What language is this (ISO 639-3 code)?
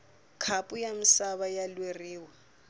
tso